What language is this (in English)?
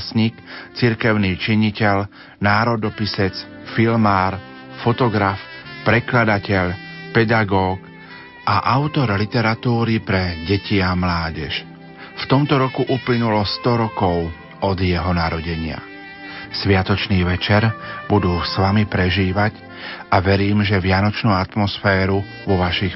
Slovak